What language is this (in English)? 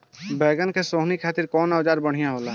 Bhojpuri